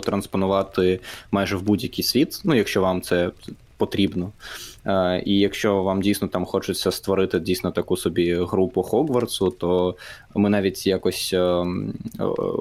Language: Ukrainian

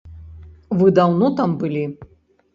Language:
Belarusian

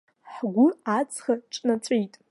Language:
Abkhazian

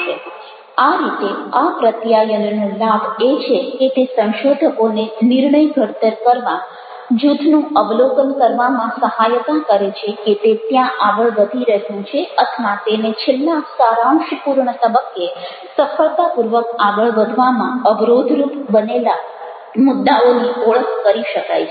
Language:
Gujarati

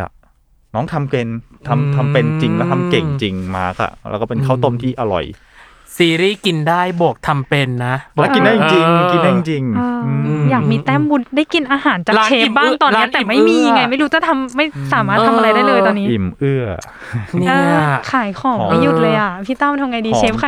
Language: Thai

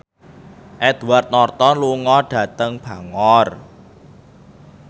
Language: Javanese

